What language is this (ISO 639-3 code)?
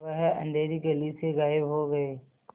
hin